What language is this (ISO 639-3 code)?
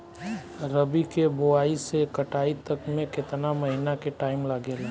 bho